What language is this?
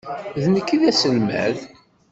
Kabyle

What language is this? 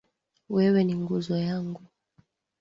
Swahili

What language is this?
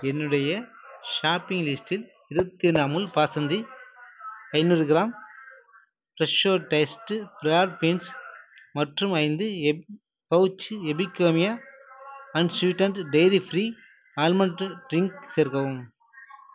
Tamil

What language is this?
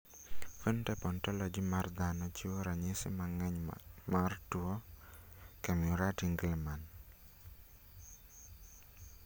Luo (Kenya and Tanzania)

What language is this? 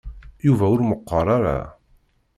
Kabyle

